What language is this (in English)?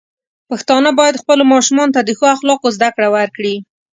Pashto